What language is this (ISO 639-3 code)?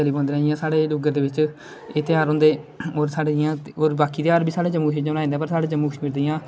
doi